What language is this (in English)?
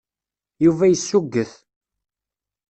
Kabyle